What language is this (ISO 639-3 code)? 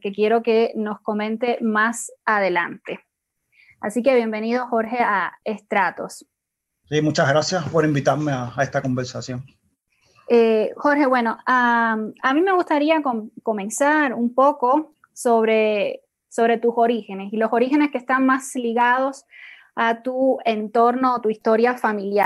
spa